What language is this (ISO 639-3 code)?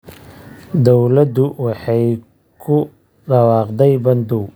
som